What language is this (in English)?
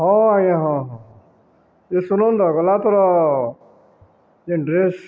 Odia